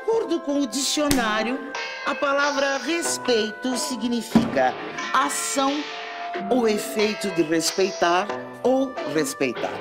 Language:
Portuguese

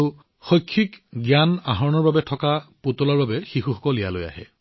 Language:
Assamese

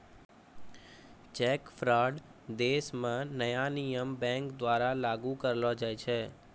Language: Maithili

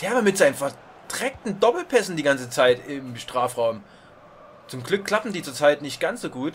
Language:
German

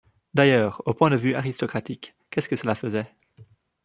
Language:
French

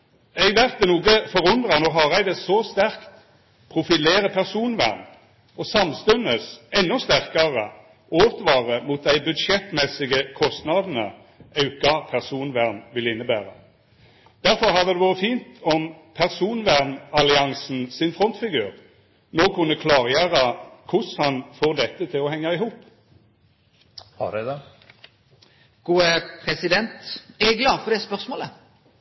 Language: Norwegian Nynorsk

